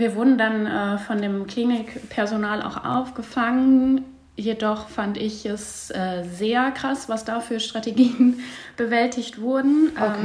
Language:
German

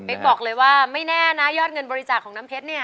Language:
Thai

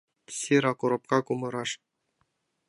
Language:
Mari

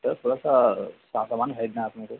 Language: Hindi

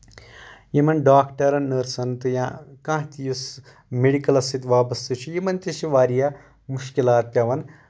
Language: Kashmiri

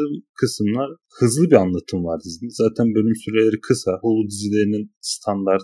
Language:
Turkish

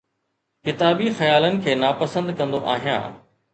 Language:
Sindhi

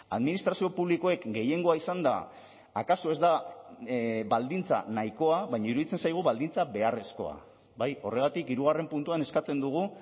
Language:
Basque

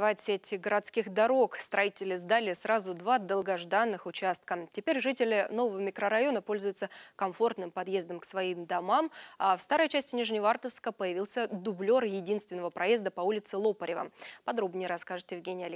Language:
Russian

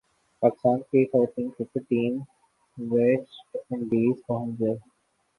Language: Urdu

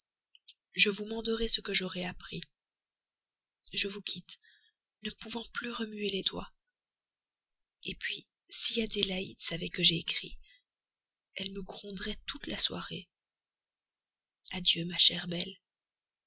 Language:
French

